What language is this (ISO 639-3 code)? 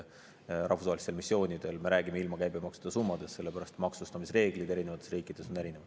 est